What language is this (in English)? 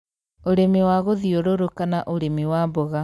Kikuyu